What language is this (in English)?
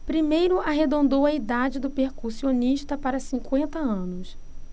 Portuguese